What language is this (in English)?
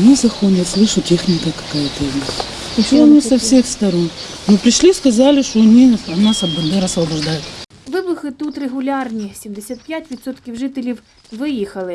Ukrainian